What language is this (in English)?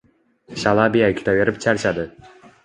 Uzbek